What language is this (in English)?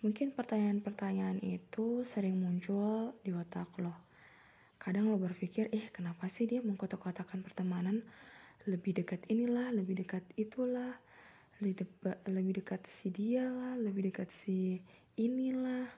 Indonesian